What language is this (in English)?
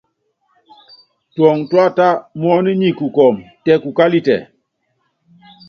Yangben